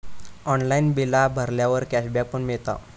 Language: Marathi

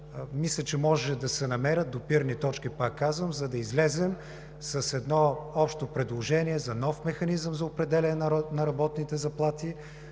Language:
Bulgarian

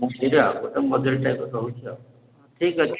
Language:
Odia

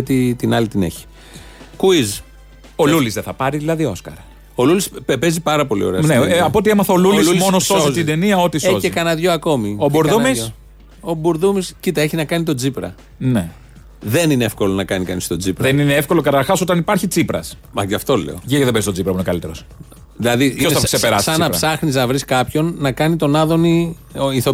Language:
Greek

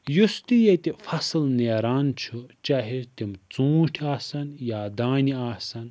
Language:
Kashmiri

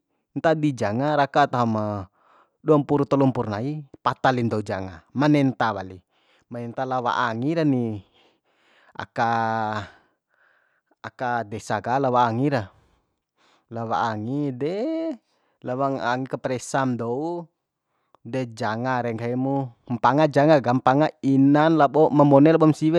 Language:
Bima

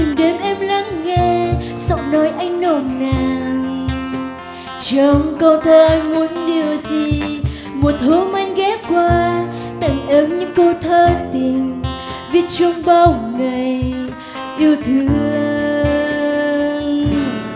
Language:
Vietnamese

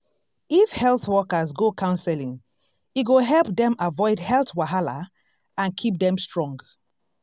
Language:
Nigerian Pidgin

